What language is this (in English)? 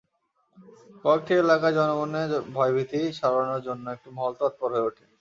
Bangla